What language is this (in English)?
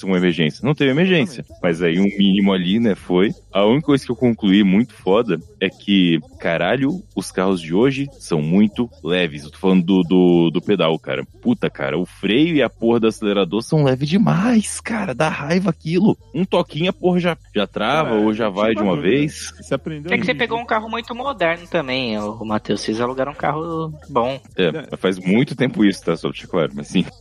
Portuguese